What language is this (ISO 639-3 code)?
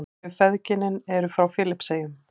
isl